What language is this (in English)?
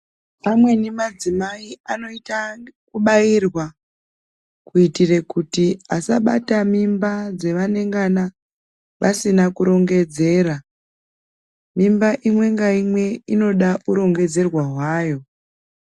Ndau